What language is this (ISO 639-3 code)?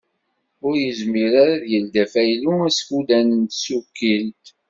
kab